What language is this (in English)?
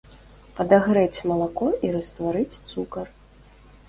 Belarusian